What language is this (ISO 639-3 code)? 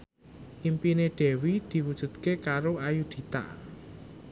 jav